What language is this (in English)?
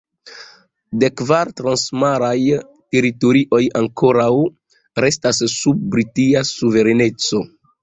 Esperanto